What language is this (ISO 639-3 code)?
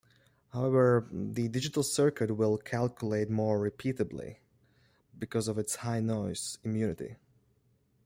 eng